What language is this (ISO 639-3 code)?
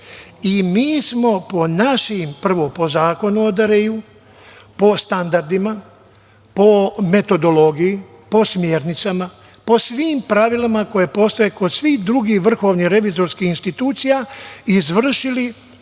srp